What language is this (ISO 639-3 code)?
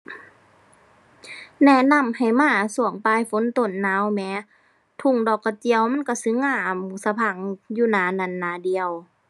tha